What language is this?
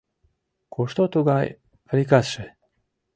Mari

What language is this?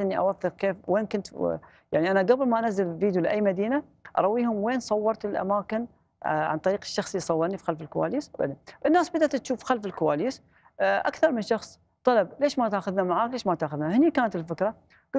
Arabic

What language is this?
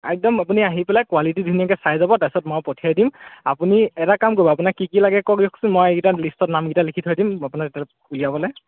Assamese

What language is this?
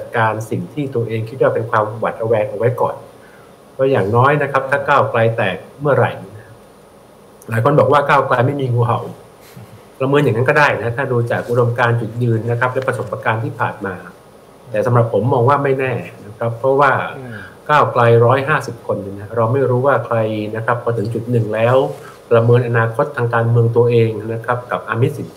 Thai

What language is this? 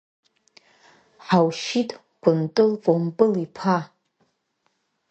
Abkhazian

